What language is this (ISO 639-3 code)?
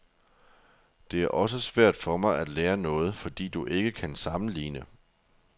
dan